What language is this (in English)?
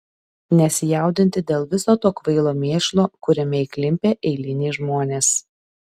Lithuanian